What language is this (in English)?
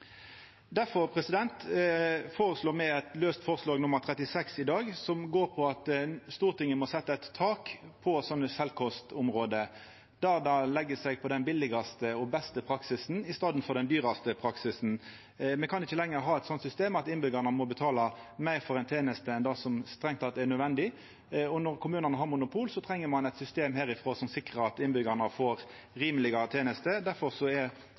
Norwegian Nynorsk